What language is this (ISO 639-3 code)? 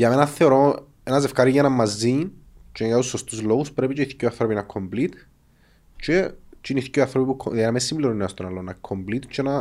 ell